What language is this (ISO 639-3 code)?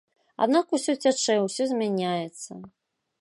bel